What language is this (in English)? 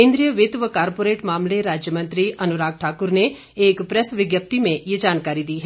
Hindi